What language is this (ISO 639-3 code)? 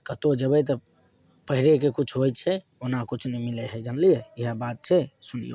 mai